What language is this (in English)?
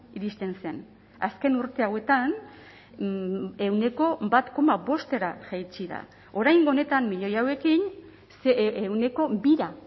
Basque